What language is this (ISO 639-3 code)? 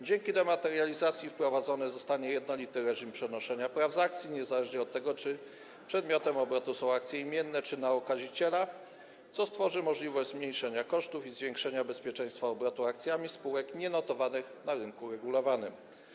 pol